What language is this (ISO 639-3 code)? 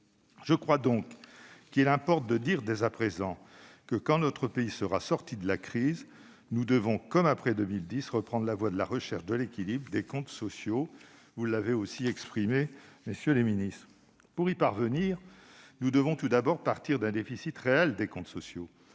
fra